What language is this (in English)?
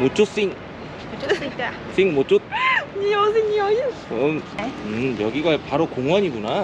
Korean